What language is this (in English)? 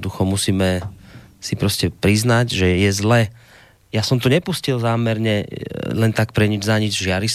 Slovak